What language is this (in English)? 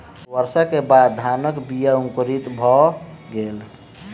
Maithili